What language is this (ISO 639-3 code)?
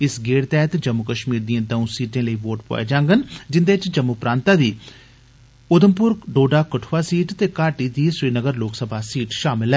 doi